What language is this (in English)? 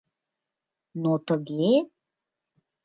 Mari